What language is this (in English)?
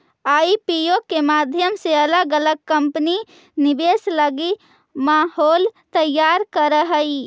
Magahi